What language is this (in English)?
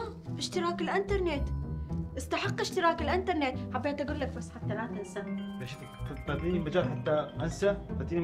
Arabic